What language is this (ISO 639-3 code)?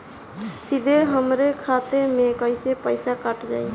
bho